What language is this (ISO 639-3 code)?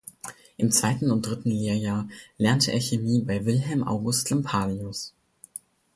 deu